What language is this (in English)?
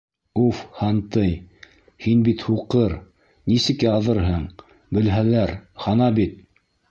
Bashkir